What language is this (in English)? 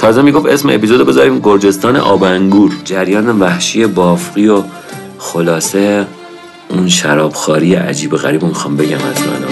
Persian